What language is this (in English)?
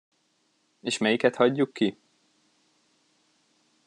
Hungarian